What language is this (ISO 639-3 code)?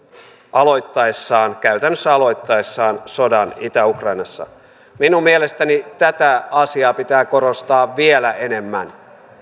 fin